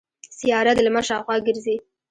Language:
Pashto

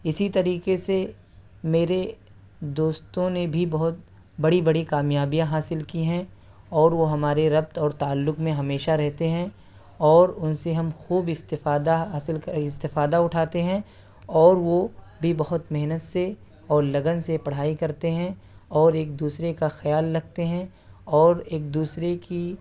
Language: Urdu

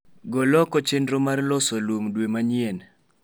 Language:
Luo (Kenya and Tanzania)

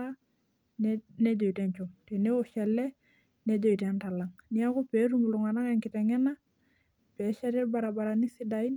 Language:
Masai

